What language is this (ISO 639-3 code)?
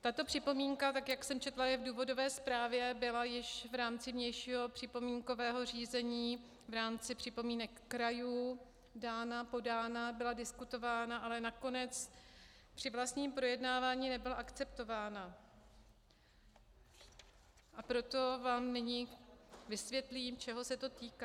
ces